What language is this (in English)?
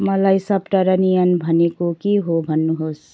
Nepali